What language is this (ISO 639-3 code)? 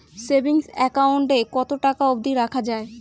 ben